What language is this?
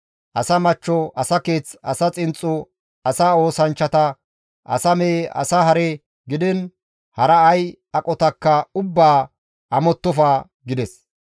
Gamo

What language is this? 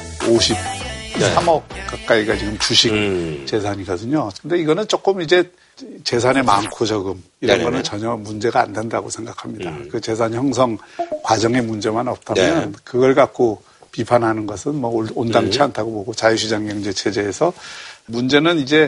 Korean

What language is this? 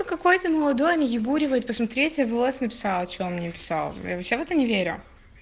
Russian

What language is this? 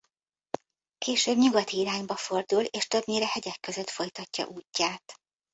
Hungarian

